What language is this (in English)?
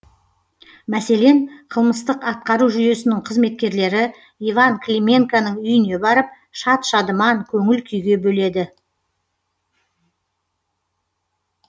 Kazakh